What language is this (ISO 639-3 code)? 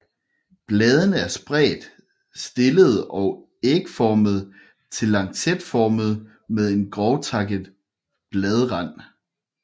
dan